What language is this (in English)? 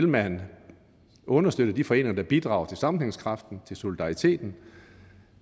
Danish